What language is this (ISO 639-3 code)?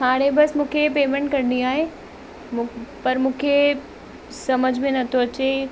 snd